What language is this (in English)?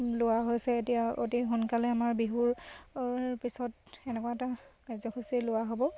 Assamese